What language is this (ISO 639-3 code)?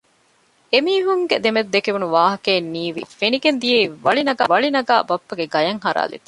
div